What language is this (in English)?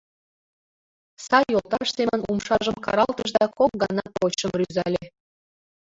Mari